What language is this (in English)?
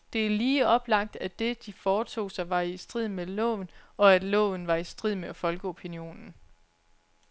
Danish